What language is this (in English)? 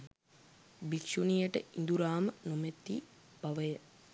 Sinhala